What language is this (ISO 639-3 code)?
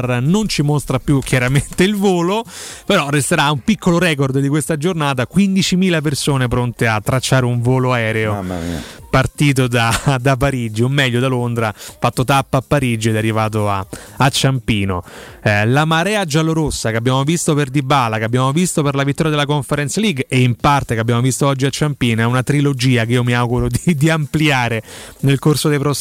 ita